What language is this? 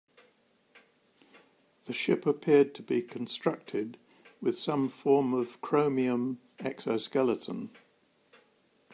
English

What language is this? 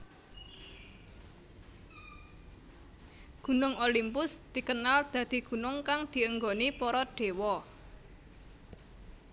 Javanese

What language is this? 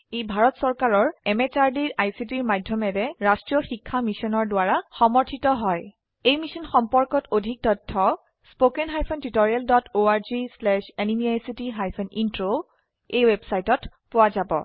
Assamese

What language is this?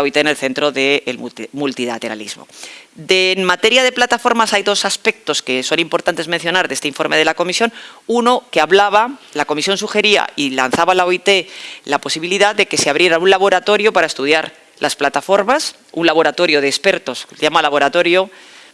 Spanish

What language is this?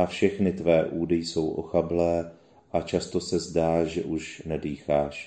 Czech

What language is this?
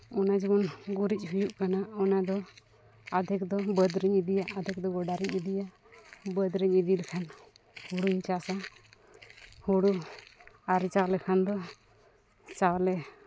Santali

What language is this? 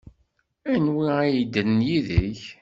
Kabyle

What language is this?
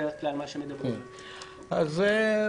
Hebrew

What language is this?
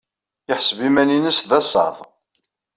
Kabyle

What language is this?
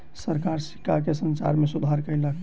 Maithili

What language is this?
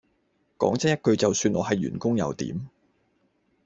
Cantonese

